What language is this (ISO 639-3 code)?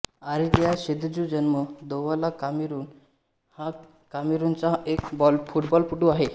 mar